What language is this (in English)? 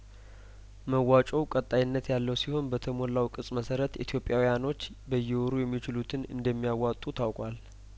Amharic